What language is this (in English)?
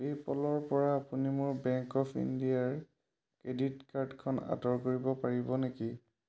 Assamese